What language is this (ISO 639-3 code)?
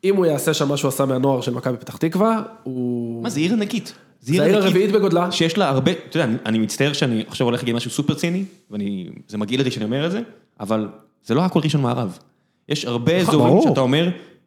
heb